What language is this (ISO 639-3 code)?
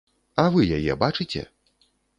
bel